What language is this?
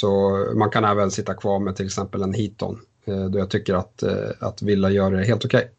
Swedish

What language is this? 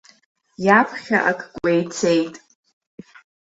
Abkhazian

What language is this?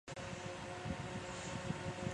Chinese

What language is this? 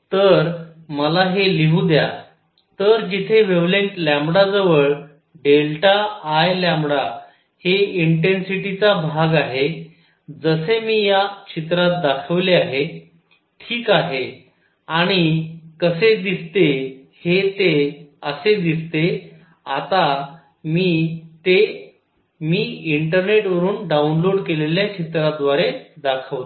Marathi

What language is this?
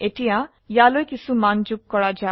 Assamese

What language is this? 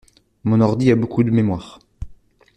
French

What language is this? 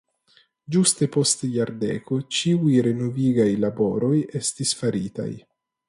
Esperanto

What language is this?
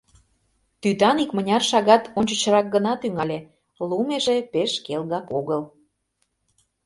Mari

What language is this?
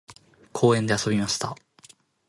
Japanese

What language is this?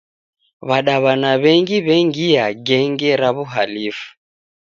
Taita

